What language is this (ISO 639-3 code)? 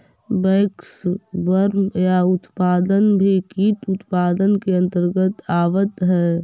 mag